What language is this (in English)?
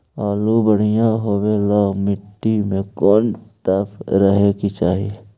Magahi